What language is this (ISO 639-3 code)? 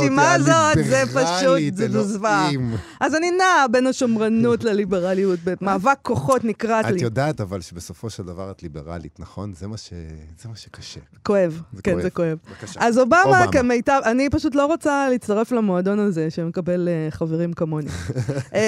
heb